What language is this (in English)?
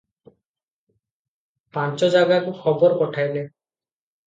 Odia